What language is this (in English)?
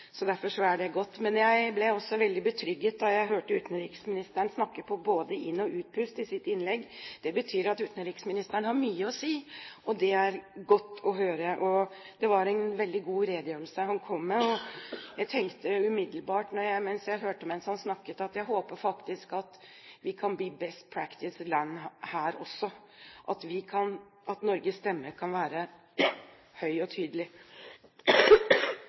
Norwegian Bokmål